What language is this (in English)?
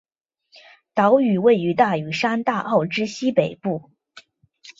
Chinese